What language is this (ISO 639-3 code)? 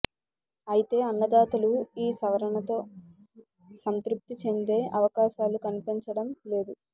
tel